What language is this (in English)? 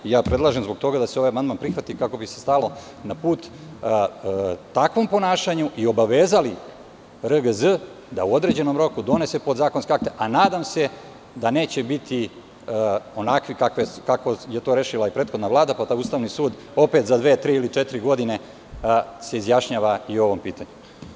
Serbian